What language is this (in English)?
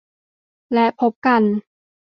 Thai